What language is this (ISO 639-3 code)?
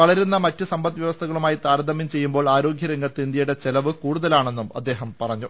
mal